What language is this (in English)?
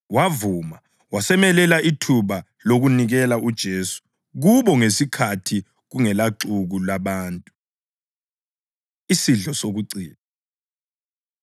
North Ndebele